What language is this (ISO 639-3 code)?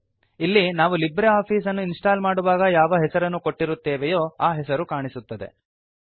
kan